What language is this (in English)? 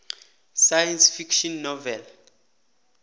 South Ndebele